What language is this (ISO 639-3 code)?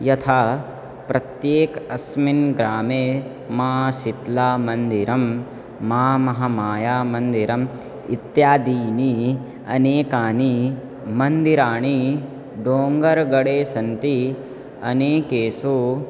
san